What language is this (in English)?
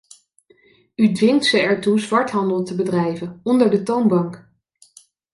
Dutch